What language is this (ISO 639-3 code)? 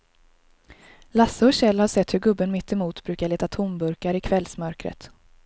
swe